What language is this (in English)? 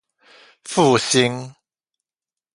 Chinese